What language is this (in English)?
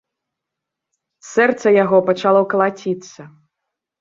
Belarusian